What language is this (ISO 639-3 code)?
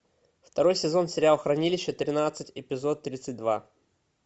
rus